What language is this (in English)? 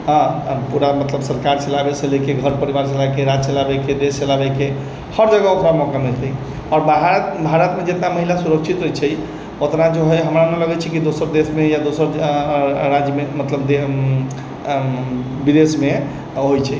Maithili